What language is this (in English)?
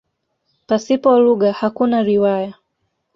Swahili